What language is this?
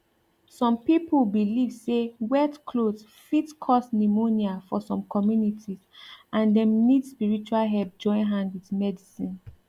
Nigerian Pidgin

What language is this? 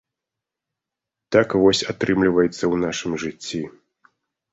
Belarusian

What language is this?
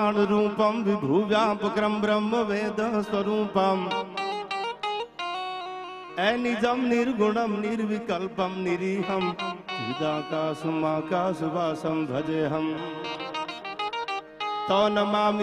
Gujarati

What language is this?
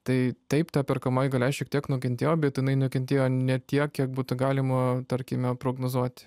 Lithuanian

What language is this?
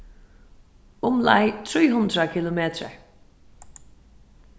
Faroese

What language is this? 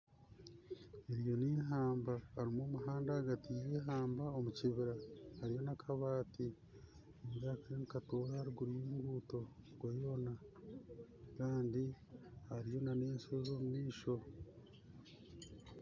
Nyankole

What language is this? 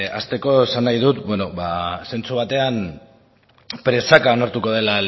Basque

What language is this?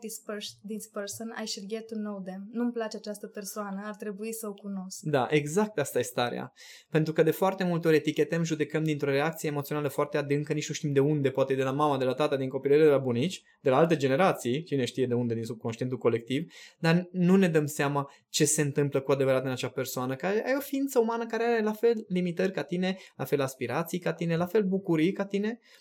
Romanian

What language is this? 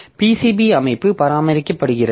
Tamil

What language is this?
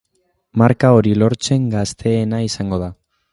Basque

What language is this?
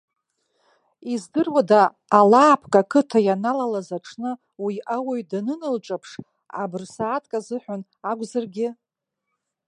Abkhazian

